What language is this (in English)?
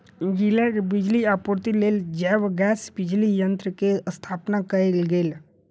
Maithili